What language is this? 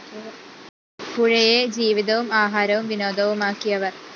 Malayalam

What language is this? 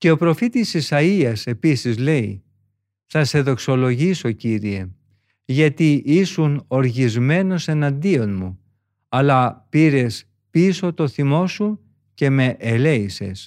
Greek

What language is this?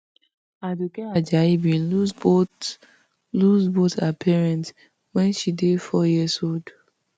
Nigerian Pidgin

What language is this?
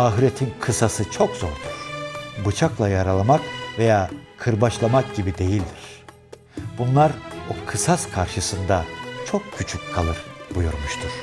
Turkish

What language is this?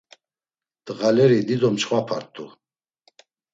Laz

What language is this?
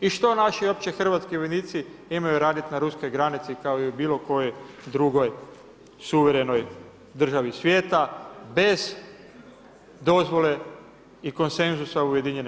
Croatian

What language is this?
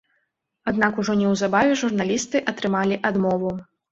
Belarusian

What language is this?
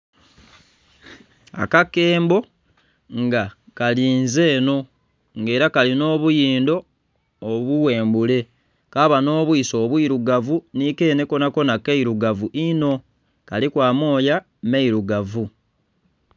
Soga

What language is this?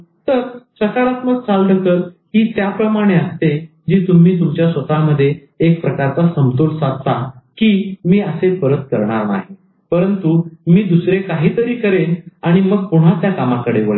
Marathi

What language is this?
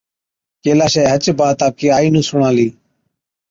Od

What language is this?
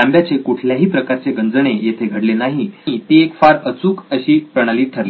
Marathi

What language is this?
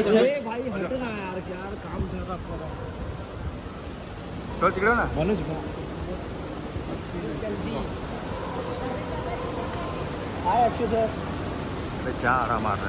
Hindi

